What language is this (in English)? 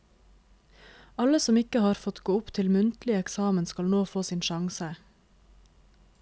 Norwegian